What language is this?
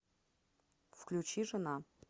Russian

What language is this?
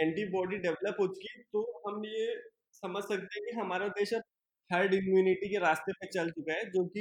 Hindi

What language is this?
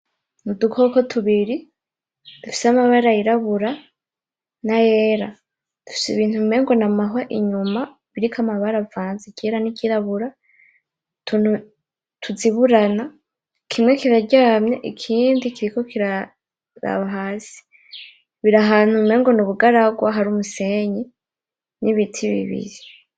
Rundi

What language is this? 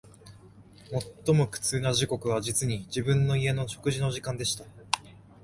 Japanese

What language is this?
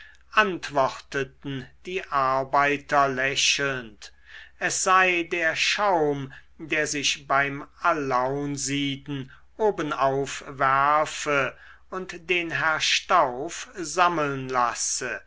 German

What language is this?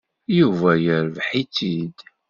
Kabyle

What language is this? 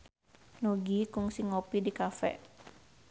Sundanese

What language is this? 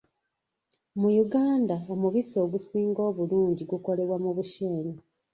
Ganda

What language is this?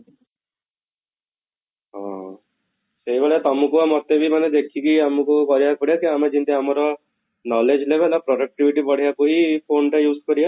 Odia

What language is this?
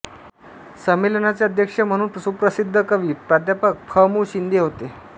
Marathi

